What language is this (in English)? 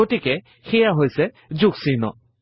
Assamese